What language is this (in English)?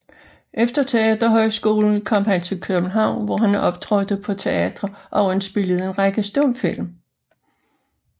Danish